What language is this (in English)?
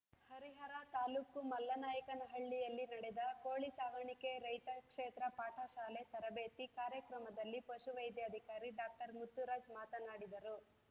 Kannada